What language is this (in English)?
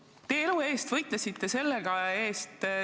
Estonian